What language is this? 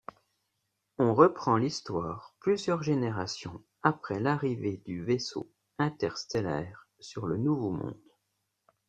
French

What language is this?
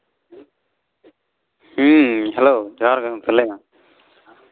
Santali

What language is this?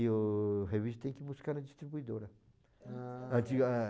Portuguese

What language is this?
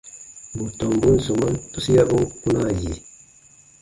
Baatonum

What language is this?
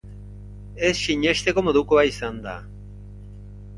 Basque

